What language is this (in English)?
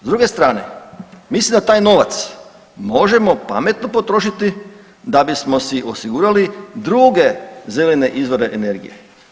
Croatian